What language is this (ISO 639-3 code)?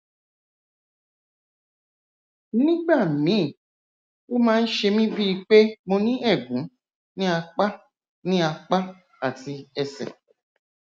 yor